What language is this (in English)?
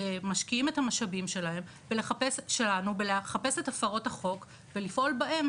Hebrew